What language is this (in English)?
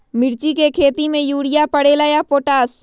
Magahi